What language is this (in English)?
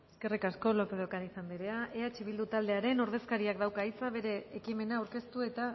Basque